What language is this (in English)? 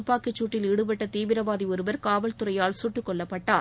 Tamil